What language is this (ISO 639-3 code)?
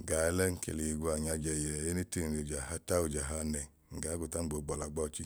idu